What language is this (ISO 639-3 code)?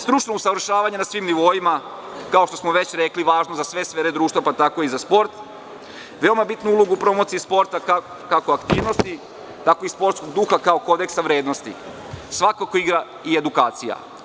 srp